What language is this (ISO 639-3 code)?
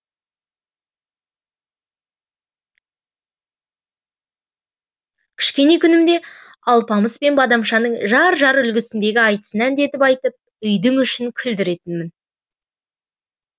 kaz